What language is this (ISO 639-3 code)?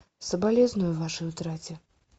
rus